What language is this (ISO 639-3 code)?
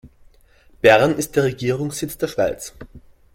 deu